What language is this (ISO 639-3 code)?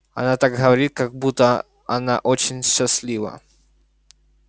rus